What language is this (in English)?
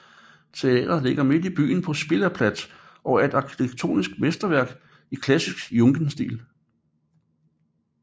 Danish